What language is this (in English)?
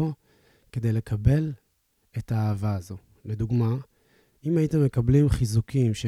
Hebrew